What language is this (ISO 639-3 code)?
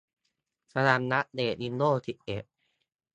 tha